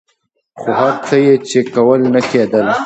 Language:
Pashto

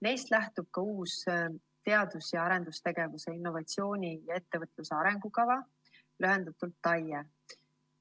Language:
Estonian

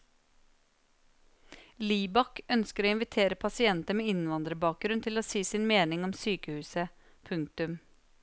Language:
Norwegian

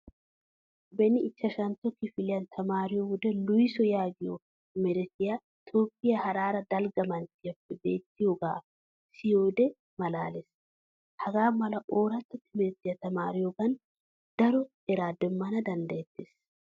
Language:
Wolaytta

